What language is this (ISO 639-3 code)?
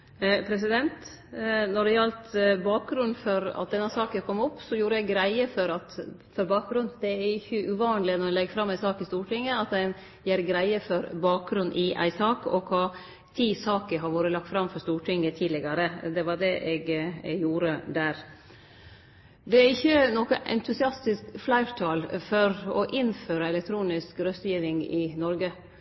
nno